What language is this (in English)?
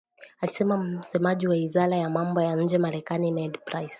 Swahili